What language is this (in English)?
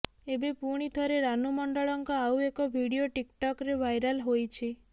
Odia